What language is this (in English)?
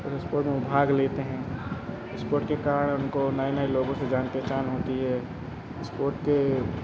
Hindi